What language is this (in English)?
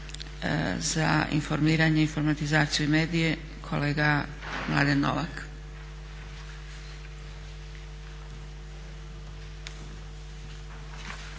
Croatian